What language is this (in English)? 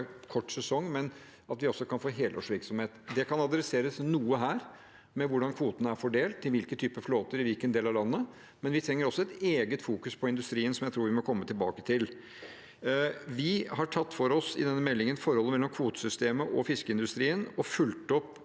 Norwegian